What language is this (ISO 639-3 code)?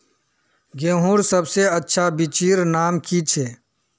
mag